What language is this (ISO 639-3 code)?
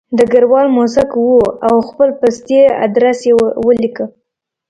pus